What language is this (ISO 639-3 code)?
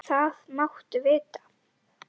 isl